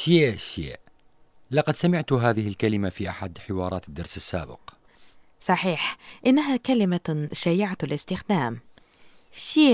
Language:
Arabic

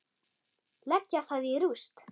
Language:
Icelandic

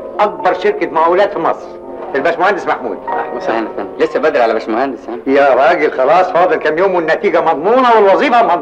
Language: Arabic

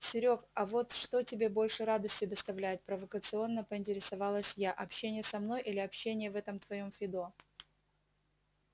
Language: Russian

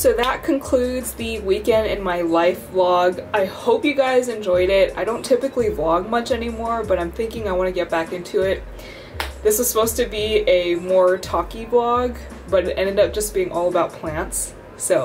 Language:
English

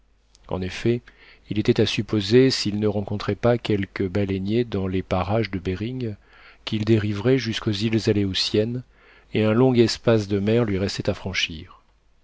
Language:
French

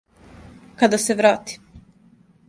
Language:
Serbian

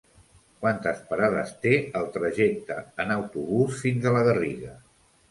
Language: Catalan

